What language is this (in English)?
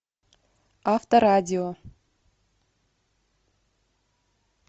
Russian